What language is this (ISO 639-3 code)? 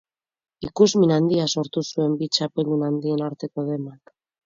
eus